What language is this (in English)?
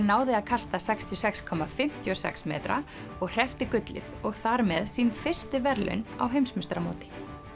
Icelandic